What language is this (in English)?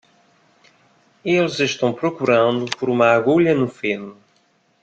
Portuguese